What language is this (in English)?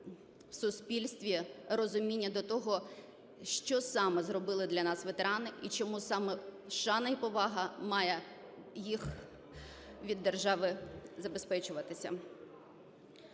Ukrainian